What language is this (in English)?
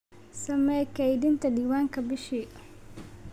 Somali